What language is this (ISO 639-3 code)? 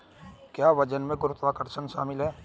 hin